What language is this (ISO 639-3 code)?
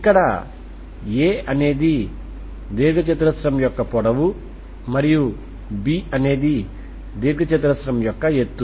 tel